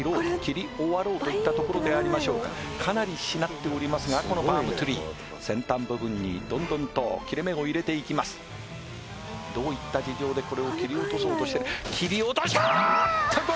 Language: Japanese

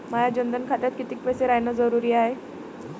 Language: Marathi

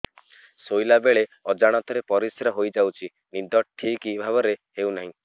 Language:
Odia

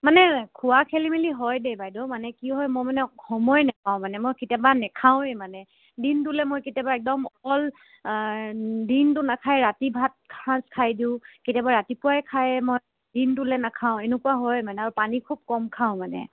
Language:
Assamese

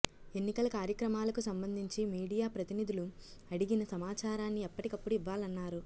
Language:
Telugu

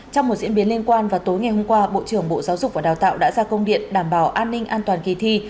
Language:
Vietnamese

